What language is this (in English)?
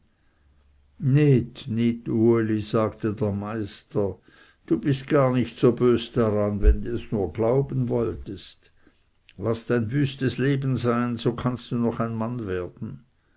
German